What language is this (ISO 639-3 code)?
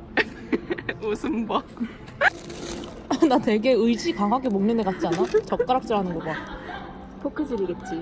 kor